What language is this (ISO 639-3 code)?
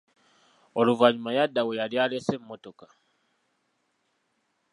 lug